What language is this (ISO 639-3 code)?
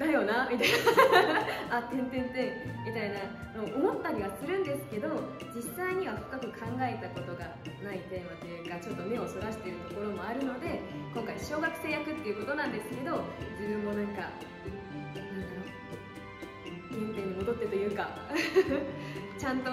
jpn